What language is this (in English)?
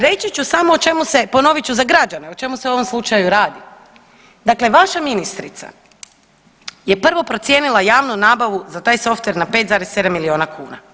Croatian